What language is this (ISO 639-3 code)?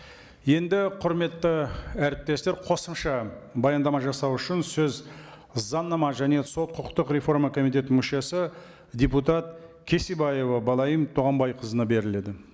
kaz